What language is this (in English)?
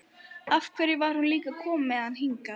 Icelandic